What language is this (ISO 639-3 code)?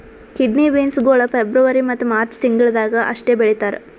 kan